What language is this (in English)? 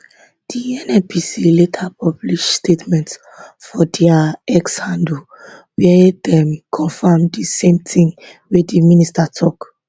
Nigerian Pidgin